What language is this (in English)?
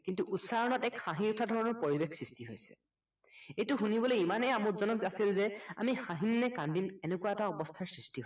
Assamese